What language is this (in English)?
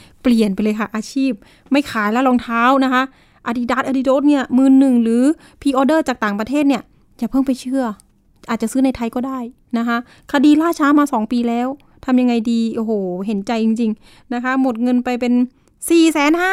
Thai